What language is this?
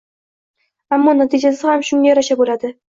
Uzbek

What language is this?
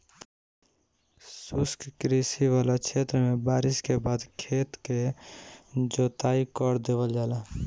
Bhojpuri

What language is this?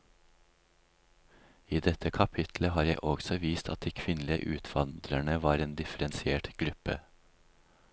Norwegian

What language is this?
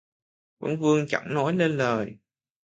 Vietnamese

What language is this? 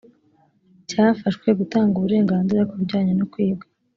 Kinyarwanda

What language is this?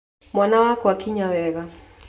Kikuyu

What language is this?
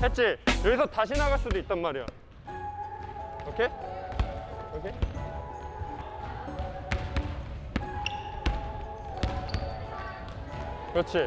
Korean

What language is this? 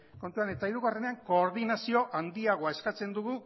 Basque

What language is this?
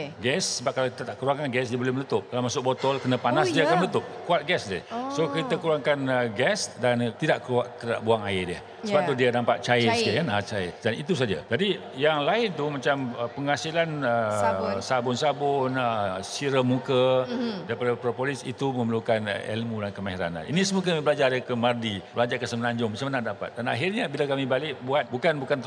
Malay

